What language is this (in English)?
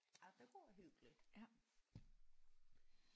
Danish